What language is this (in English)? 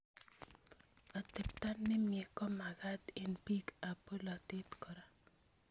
Kalenjin